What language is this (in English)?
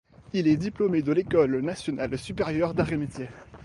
French